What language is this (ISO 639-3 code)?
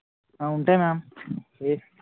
tel